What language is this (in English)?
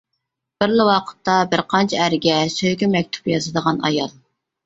Uyghur